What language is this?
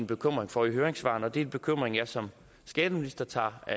Danish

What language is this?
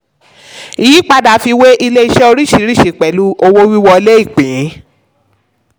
Yoruba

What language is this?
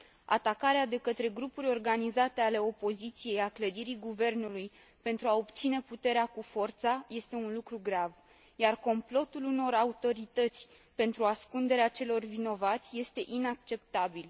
Romanian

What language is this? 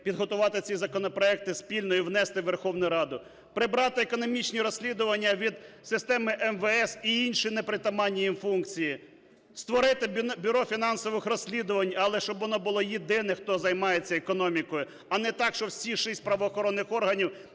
Ukrainian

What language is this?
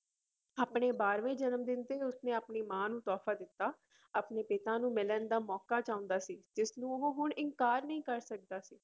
Punjabi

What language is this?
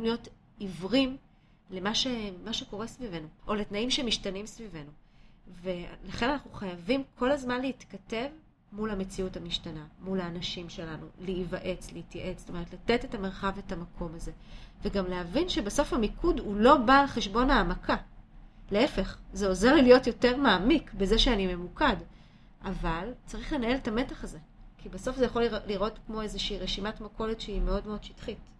Hebrew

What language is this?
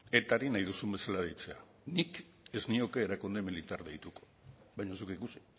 Basque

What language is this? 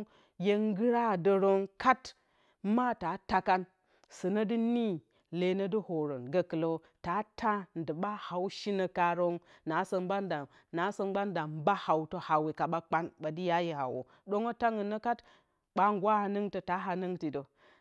Bacama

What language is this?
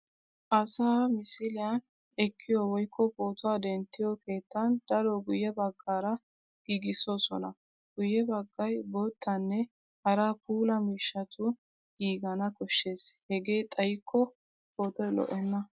Wolaytta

